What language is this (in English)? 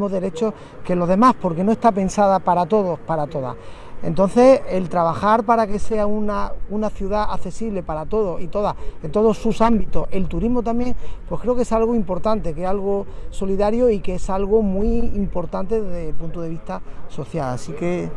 Spanish